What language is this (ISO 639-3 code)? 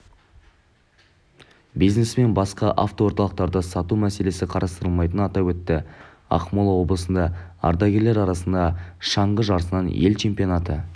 kaz